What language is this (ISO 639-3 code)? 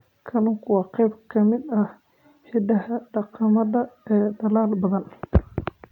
som